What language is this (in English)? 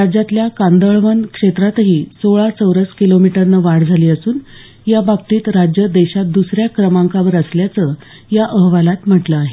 Marathi